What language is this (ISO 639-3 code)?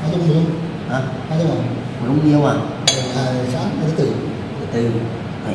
vie